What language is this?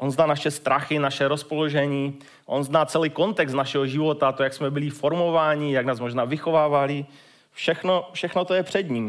Czech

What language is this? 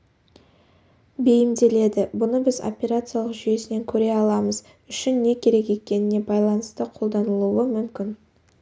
Kazakh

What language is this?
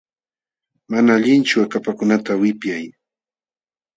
Jauja Wanca Quechua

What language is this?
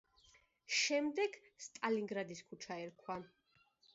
Georgian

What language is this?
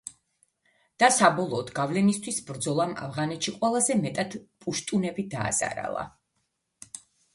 Georgian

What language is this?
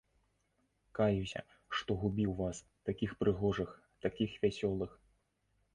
Belarusian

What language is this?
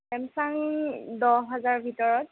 Assamese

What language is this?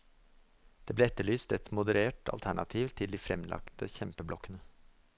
Norwegian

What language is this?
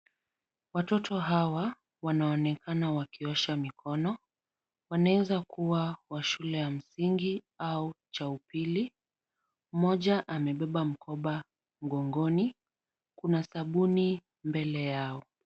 Swahili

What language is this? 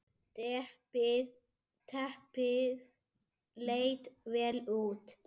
Icelandic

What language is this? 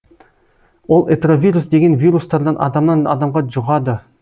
Kazakh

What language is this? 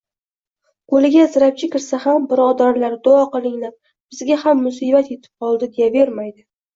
Uzbek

